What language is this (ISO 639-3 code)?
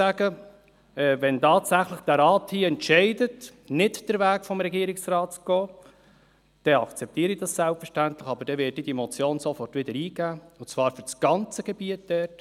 gsw